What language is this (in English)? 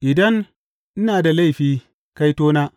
Hausa